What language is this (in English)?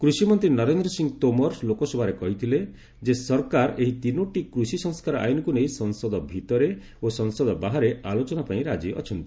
Odia